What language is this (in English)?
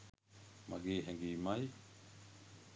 Sinhala